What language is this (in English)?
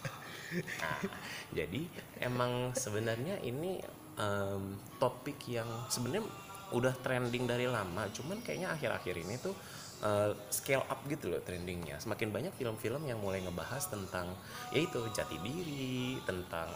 Indonesian